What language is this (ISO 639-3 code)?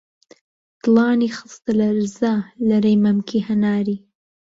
ckb